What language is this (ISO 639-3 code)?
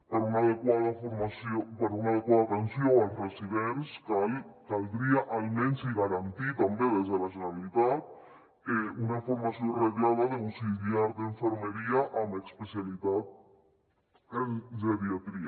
cat